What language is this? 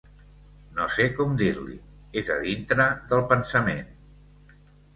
Catalan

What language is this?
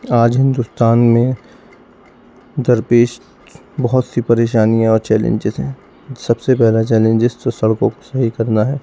Urdu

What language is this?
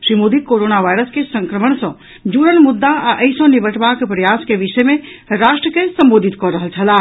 Maithili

